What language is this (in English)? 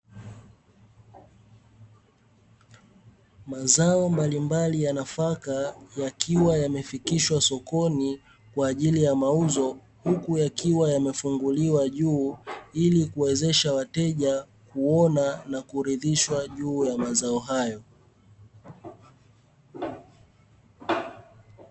Swahili